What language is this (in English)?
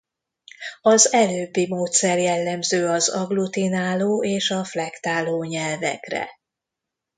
Hungarian